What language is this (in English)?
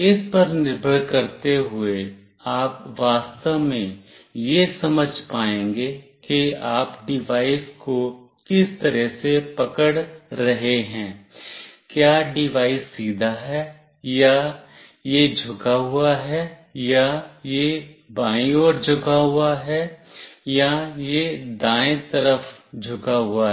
Hindi